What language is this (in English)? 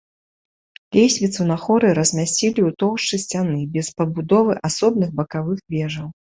Belarusian